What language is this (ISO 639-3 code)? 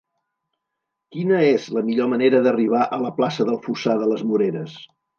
cat